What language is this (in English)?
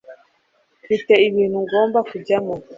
Kinyarwanda